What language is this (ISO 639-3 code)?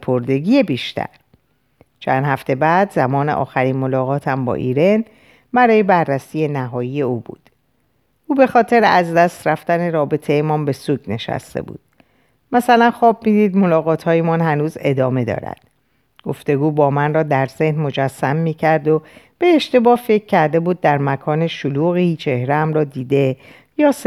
fas